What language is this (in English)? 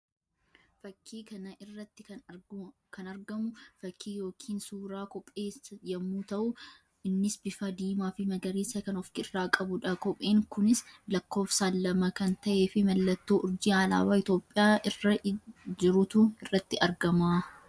Oromo